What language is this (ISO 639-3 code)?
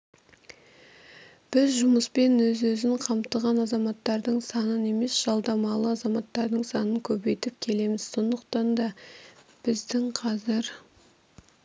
kaz